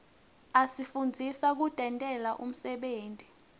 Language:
Swati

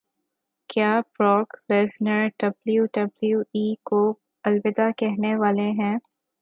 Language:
Urdu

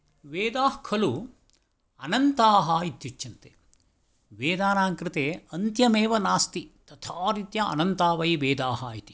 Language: Sanskrit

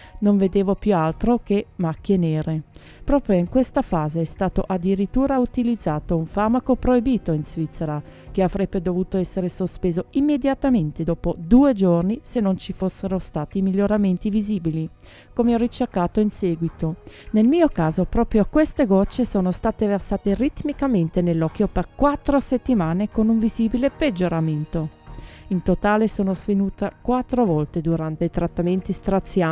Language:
Italian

